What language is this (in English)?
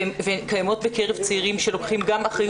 Hebrew